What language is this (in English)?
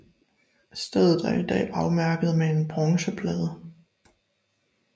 Danish